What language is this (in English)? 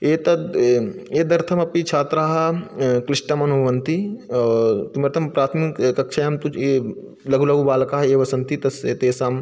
Sanskrit